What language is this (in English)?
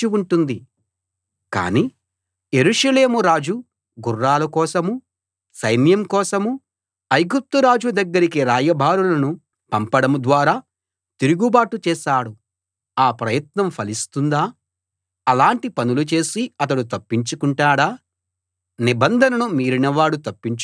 Telugu